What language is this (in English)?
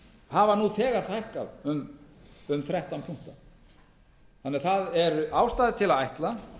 Icelandic